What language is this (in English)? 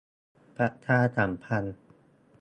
Thai